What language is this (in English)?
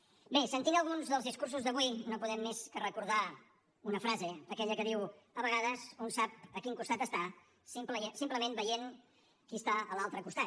Catalan